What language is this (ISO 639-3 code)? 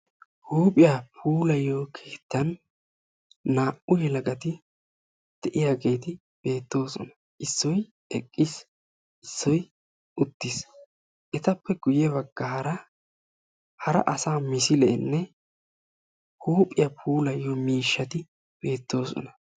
wal